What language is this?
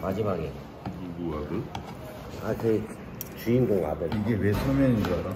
Korean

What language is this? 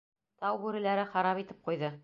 Bashkir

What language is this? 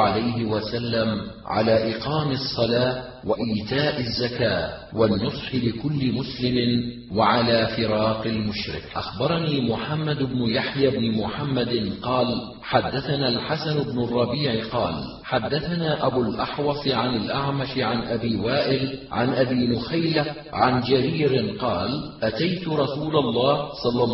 Arabic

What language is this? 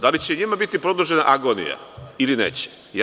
Serbian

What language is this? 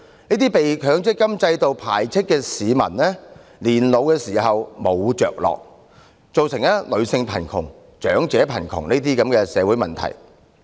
Cantonese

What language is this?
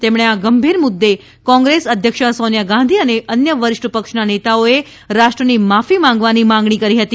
Gujarati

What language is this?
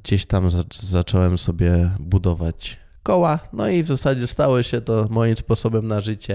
Polish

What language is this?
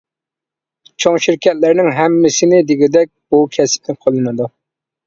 Uyghur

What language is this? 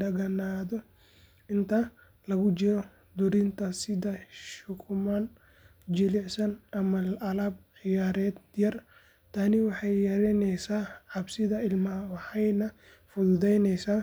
Somali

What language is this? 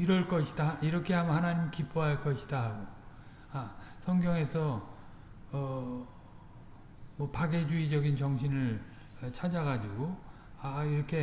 Korean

